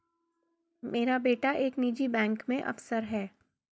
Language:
Hindi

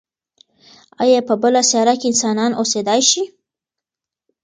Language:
Pashto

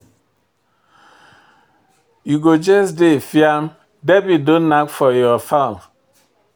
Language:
Nigerian Pidgin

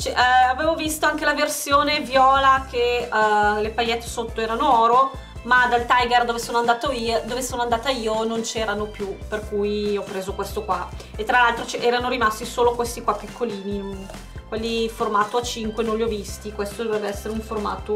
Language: Italian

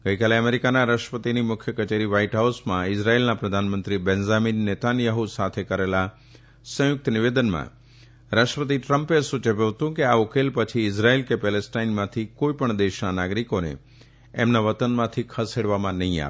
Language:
Gujarati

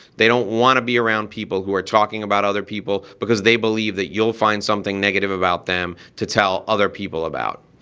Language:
English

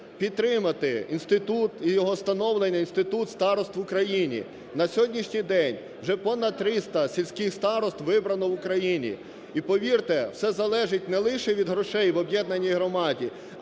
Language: Ukrainian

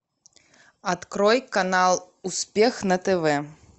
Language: Russian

